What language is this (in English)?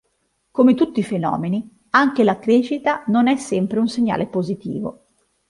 Italian